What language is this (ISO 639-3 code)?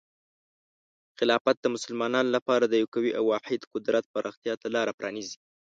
pus